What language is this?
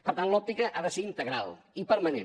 Catalan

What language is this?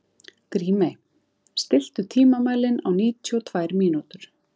Icelandic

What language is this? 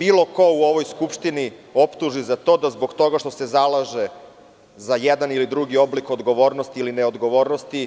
Serbian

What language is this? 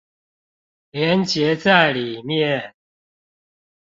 Chinese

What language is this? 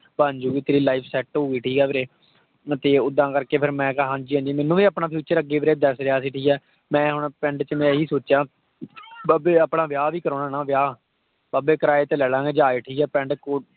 Punjabi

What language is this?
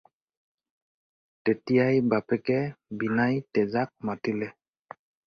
Assamese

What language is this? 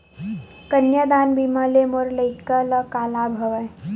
Chhattisgarhi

